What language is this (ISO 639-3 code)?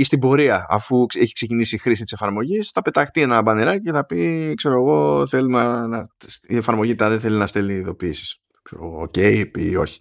ell